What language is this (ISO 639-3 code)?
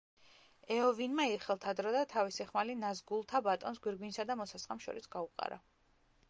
kat